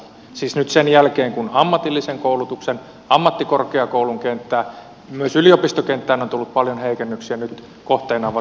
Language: Finnish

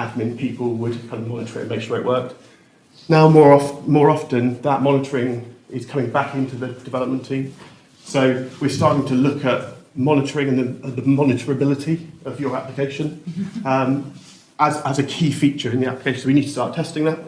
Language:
English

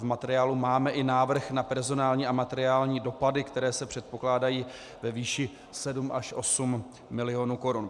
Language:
Czech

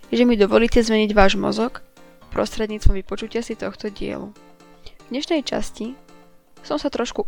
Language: Slovak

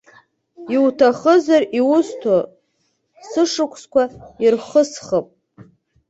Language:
Abkhazian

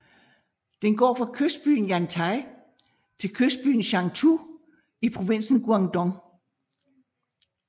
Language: Danish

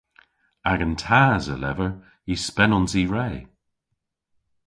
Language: Cornish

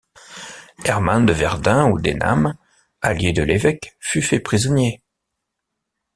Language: French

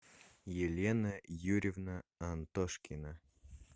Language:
Russian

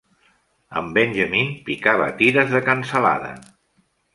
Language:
Catalan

